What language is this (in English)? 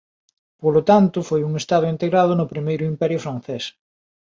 Galician